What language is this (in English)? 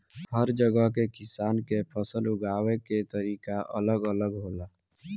Bhojpuri